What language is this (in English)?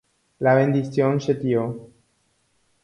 Guarani